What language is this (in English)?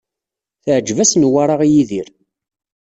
Kabyle